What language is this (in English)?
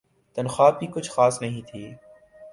Urdu